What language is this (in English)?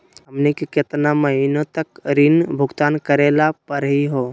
Magahi